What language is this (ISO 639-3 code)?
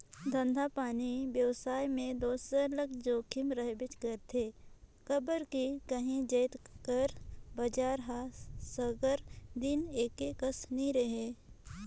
hne